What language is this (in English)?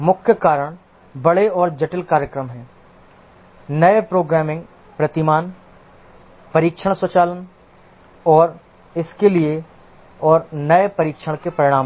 Hindi